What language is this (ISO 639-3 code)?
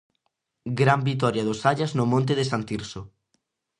glg